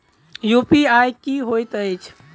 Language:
Maithili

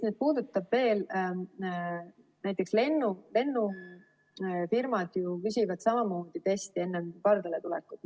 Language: Estonian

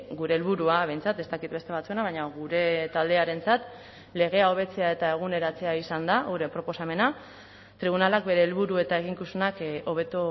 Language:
Basque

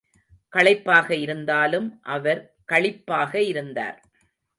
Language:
Tamil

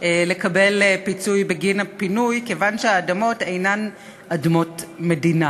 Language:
Hebrew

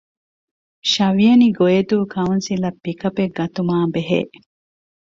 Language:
Divehi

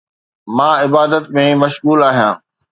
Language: Sindhi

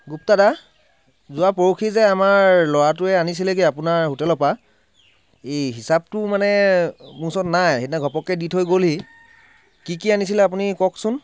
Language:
Assamese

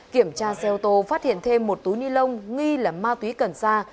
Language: Vietnamese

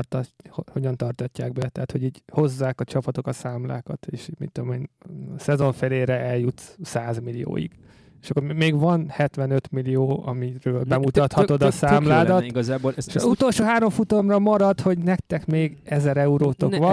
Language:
Hungarian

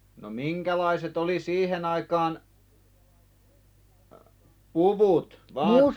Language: Finnish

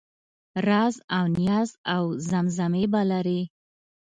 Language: Pashto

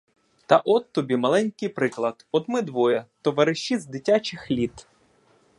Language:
Ukrainian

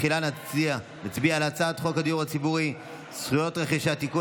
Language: Hebrew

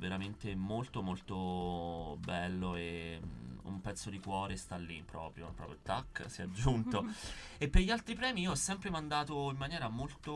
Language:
Italian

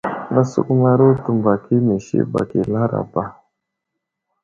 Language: Wuzlam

